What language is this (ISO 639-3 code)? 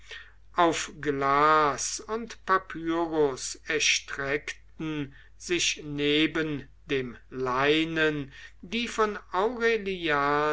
deu